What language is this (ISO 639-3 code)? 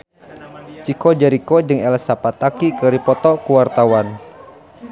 sun